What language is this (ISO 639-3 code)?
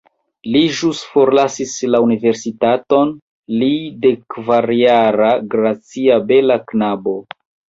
epo